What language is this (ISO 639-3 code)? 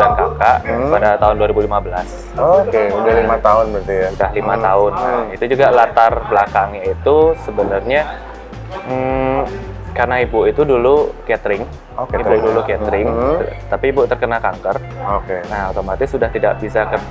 ind